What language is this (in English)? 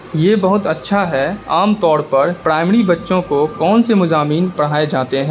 Urdu